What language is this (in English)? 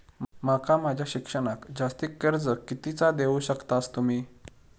Marathi